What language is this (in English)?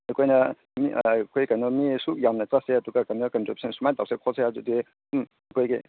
Manipuri